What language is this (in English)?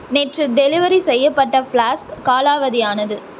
Tamil